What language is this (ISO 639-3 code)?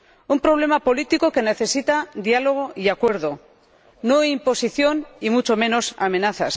spa